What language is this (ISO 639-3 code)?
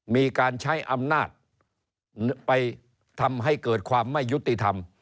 tha